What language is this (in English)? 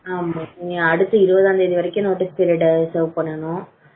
Tamil